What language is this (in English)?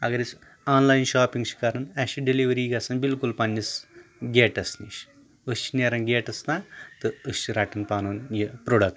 Kashmiri